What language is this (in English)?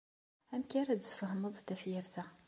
Kabyle